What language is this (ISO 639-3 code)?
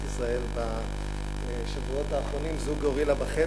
heb